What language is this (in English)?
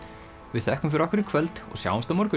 Icelandic